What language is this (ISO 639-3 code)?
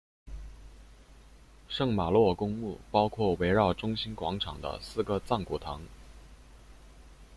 zho